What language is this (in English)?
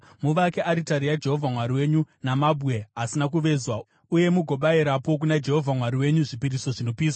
Shona